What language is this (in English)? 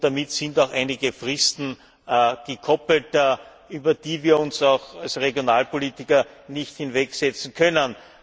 German